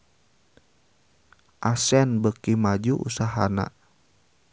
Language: Sundanese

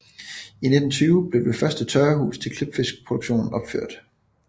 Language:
Danish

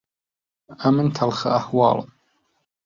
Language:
Central Kurdish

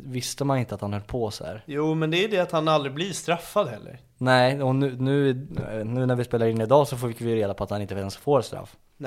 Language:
Swedish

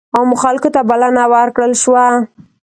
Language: Pashto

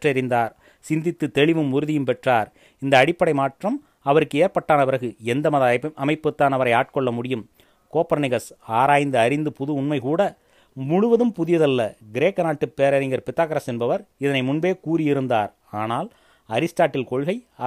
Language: Tamil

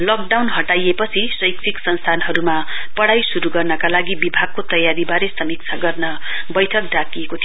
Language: Nepali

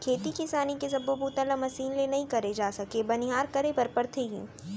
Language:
Chhattisgarhi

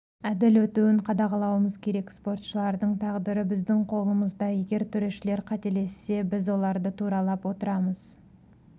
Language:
Kazakh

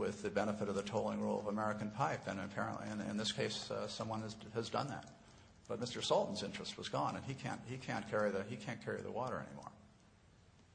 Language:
English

